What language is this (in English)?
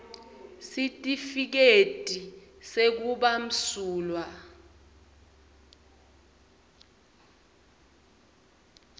Swati